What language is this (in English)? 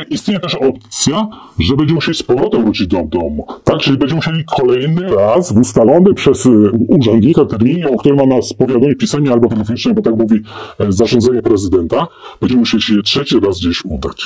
Polish